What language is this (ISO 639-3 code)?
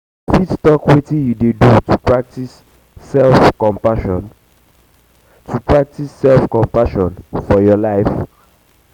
pcm